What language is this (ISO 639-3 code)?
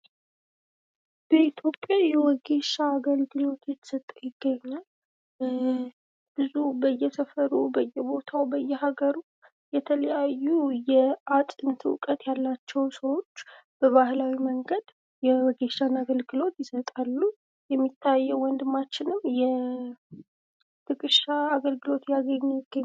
amh